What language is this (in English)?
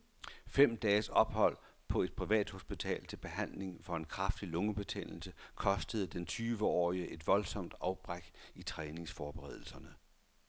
Danish